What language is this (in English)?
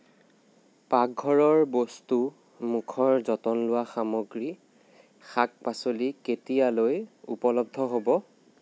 Assamese